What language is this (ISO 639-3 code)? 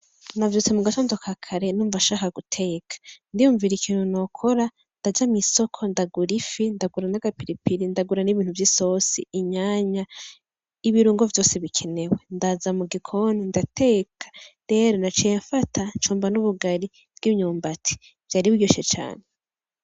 run